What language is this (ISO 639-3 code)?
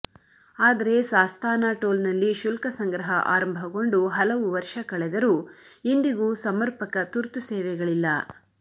kan